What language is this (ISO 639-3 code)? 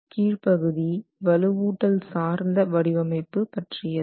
tam